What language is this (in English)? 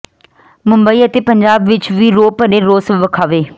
Punjabi